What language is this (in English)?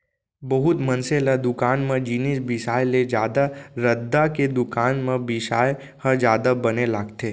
Chhattisgarhi